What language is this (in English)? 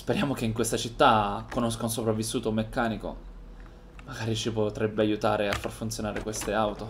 Italian